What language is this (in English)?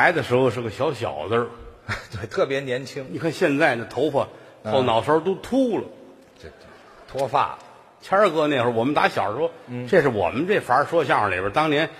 Chinese